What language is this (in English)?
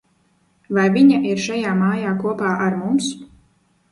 Latvian